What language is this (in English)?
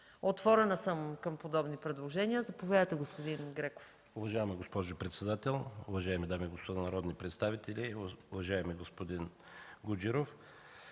Bulgarian